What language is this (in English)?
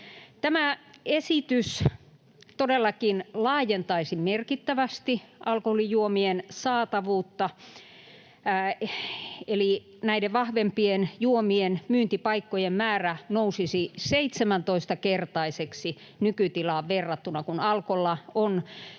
Finnish